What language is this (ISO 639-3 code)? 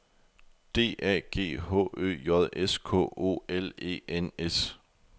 dan